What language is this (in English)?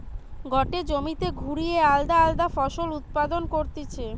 Bangla